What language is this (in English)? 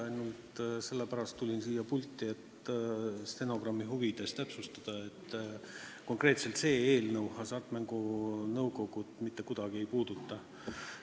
Estonian